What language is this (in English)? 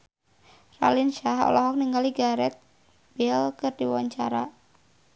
Sundanese